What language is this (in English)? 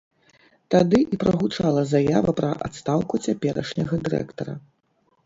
Belarusian